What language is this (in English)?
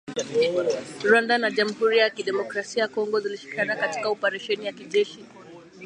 Swahili